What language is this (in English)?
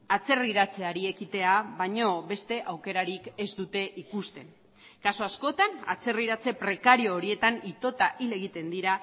Basque